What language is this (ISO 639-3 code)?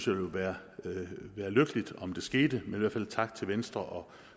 dan